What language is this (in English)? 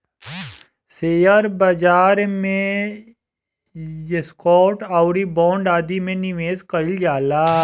Bhojpuri